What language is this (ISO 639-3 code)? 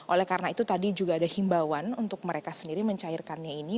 ind